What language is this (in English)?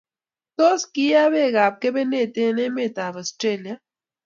Kalenjin